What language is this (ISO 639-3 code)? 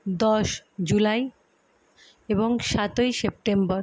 ben